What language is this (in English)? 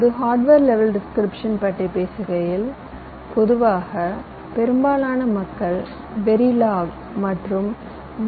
Tamil